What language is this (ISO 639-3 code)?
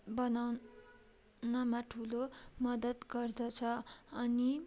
nep